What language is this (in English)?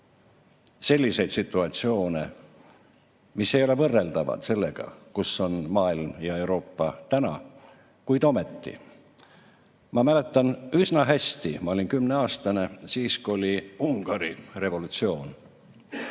Estonian